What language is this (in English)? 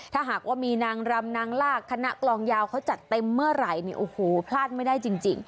Thai